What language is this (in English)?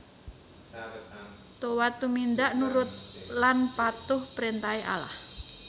Javanese